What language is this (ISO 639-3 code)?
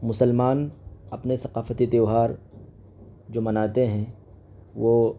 urd